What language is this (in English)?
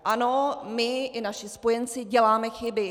Czech